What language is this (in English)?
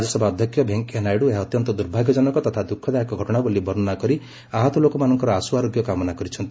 Odia